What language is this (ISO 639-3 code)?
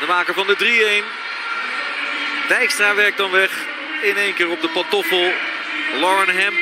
nld